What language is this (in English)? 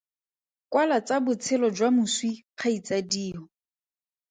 Tswana